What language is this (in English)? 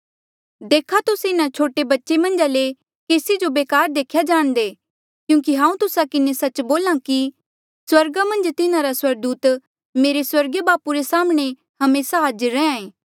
Mandeali